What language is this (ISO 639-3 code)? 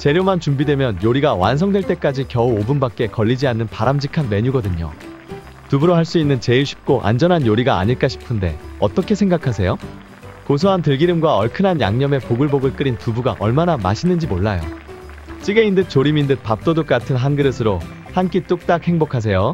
kor